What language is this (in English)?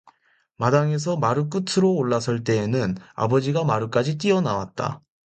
Korean